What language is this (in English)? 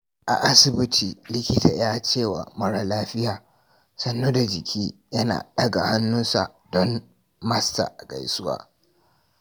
Hausa